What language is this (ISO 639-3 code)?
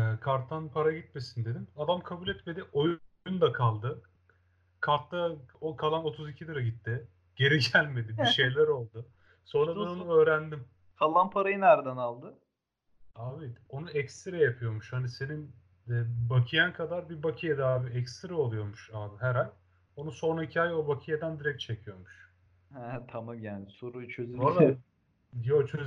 tur